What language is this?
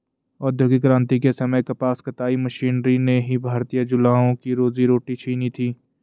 Hindi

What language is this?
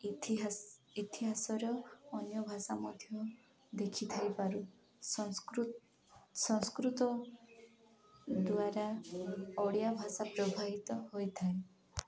Odia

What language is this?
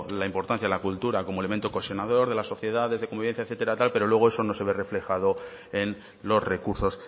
Spanish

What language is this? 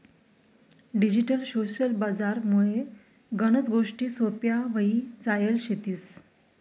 Marathi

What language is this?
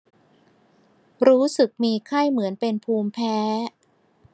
Thai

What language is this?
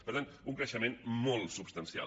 Catalan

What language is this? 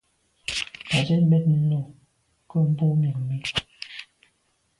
Medumba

